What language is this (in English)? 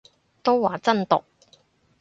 Cantonese